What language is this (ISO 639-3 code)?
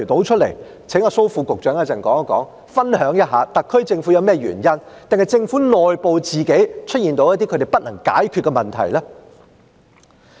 yue